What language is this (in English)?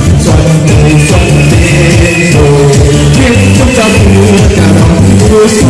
Vietnamese